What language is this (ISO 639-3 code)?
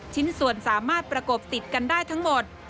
tha